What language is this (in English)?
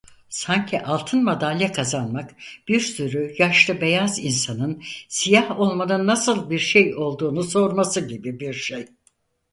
Turkish